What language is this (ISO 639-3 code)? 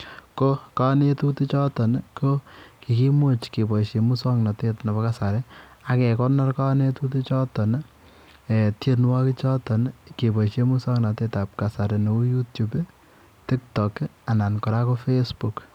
kln